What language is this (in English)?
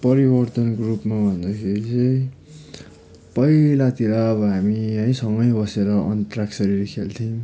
Nepali